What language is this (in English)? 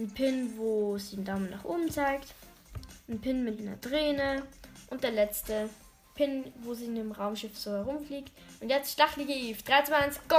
German